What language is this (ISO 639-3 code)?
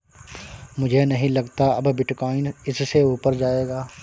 hin